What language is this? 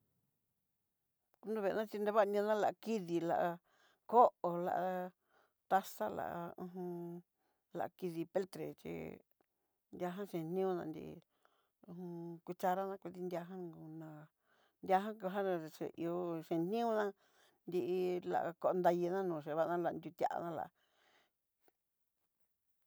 Southeastern Nochixtlán Mixtec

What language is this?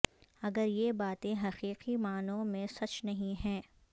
Urdu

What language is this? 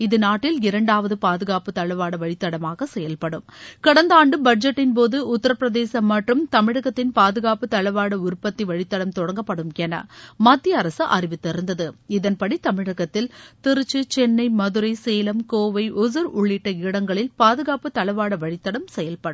Tamil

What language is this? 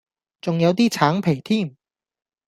Cantonese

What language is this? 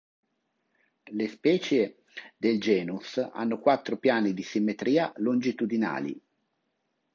Italian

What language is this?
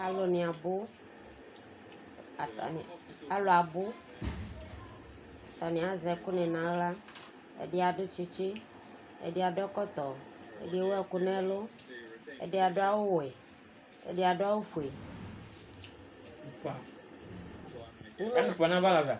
Ikposo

